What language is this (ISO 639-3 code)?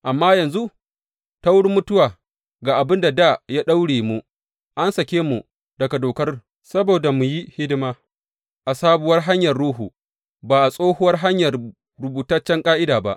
hau